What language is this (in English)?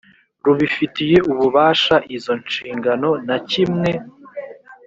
Kinyarwanda